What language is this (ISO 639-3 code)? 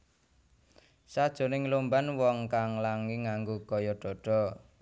jav